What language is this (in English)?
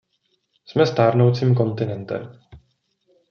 Czech